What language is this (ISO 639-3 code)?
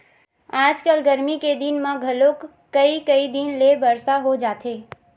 hne